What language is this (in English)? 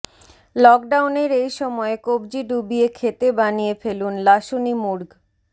Bangla